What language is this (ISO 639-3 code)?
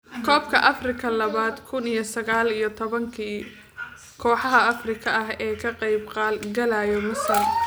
som